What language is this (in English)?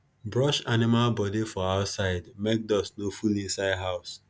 Nigerian Pidgin